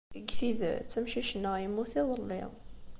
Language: Kabyle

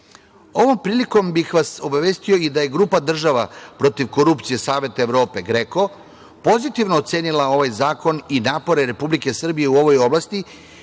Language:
Serbian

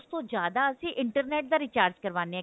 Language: Punjabi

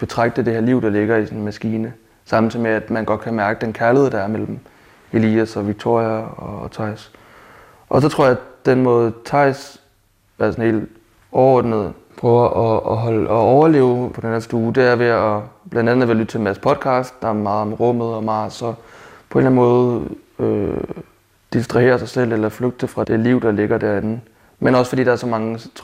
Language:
Danish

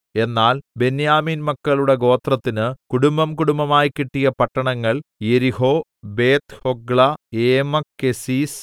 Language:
Malayalam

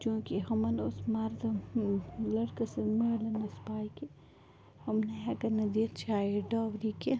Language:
Kashmiri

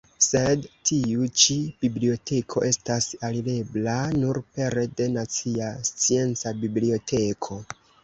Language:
Esperanto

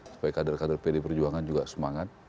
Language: Indonesian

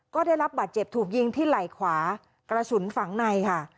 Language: Thai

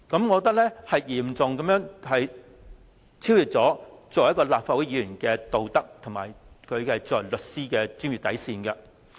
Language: Cantonese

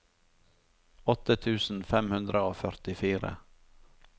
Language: Norwegian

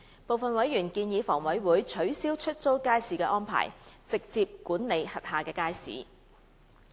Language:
Cantonese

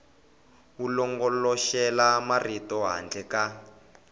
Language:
Tsonga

